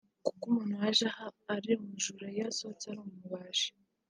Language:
Kinyarwanda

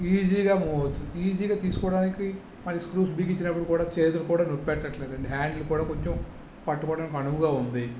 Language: Telugu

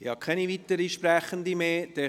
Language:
Swiss German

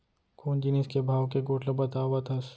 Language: Chhattisgarhi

